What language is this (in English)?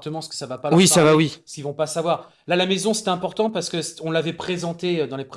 French